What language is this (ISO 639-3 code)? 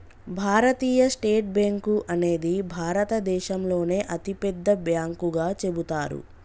tel